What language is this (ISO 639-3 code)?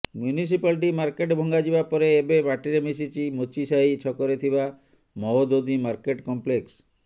ori